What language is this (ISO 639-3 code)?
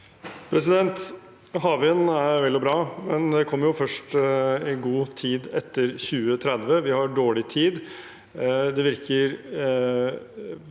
nor